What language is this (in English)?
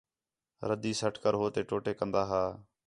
Khetrani